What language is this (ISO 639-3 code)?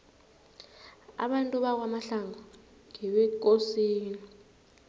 nbl